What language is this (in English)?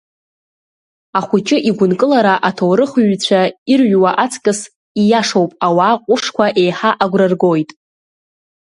Abkhazian